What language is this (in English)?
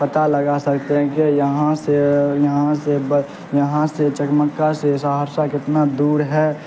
Urdu